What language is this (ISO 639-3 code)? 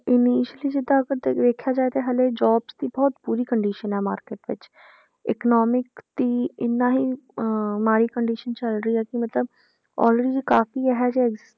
pan